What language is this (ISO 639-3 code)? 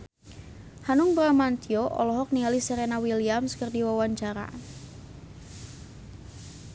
sun